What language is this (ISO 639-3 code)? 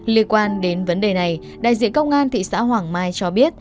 vie